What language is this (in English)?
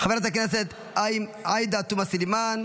Hebrew